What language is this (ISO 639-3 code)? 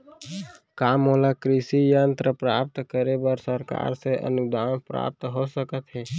hne